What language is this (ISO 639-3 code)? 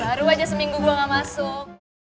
ind